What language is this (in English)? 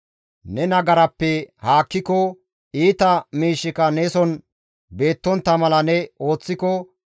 Gamo